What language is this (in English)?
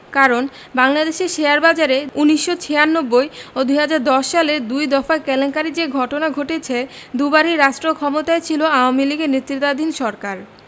Bangla